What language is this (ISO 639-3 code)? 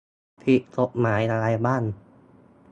tha